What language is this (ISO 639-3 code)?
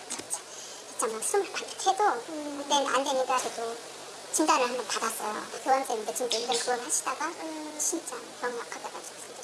kor